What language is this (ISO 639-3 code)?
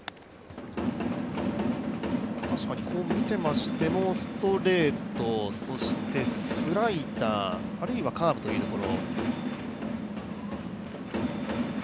jpn